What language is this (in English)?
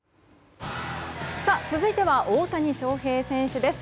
Japanese